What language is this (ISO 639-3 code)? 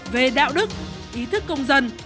vie